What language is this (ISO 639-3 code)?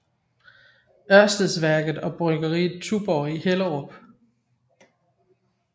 dan